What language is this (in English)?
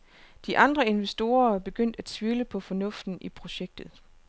Danish